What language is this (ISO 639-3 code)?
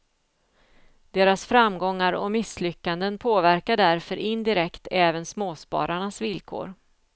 swe